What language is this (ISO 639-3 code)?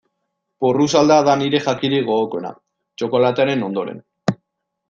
eus